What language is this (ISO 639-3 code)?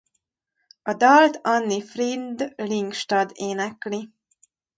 hun